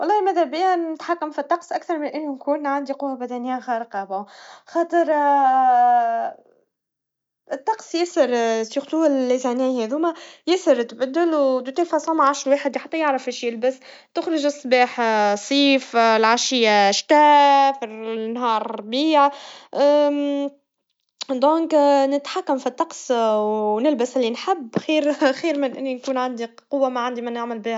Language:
Tunisian Arabic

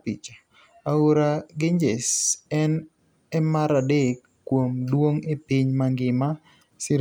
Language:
Luo (Kenya and Tanzania)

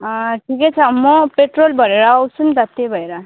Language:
Nepali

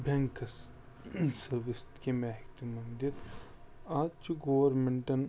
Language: Kashmiri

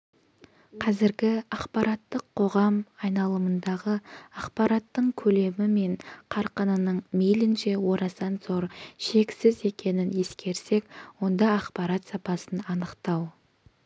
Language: Kazakh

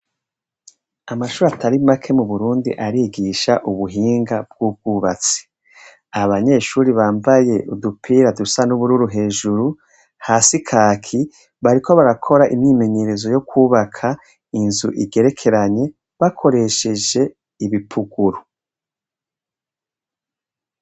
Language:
Rundi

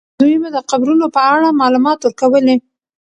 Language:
Pashto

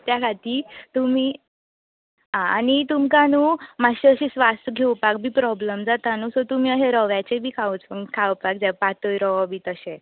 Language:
Konkani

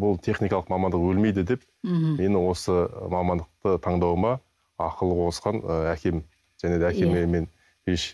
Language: Turkish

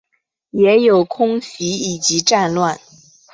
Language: Chinese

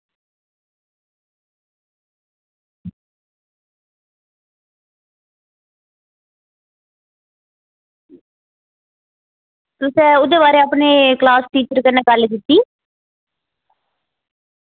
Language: Dogri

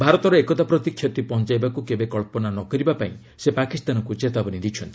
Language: Odia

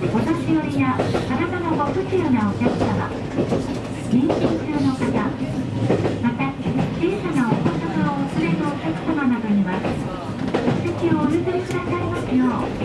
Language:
Japanese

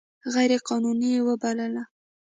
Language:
Pashto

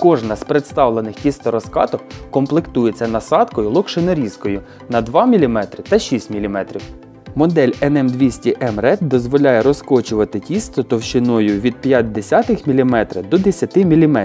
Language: Ukrainian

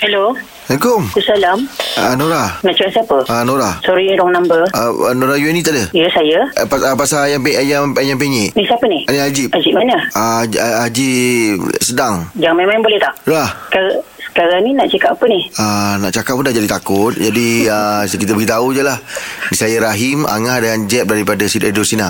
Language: Malay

